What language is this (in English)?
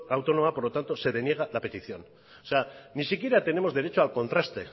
Spanish